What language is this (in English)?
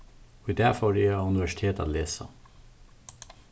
Faroese